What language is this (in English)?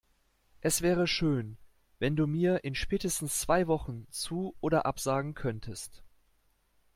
German